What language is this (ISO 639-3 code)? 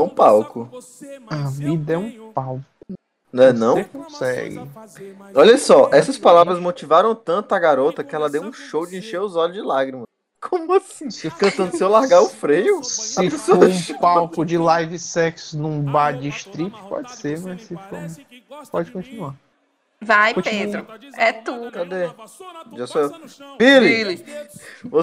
por